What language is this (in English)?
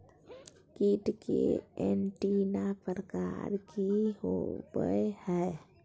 Magahi